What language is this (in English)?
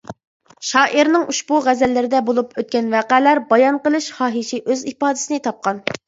Uyghur